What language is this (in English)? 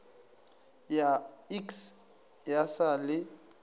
Northern Sotho